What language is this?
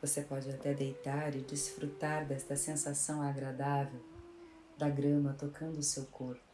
Portuguese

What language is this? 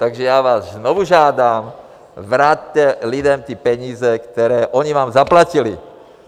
Czech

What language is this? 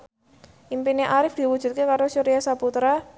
Javanese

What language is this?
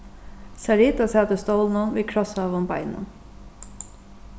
Faroese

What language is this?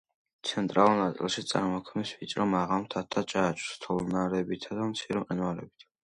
Georgian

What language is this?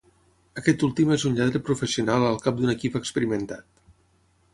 Catalan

